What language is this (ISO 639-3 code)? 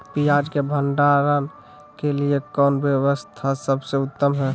mag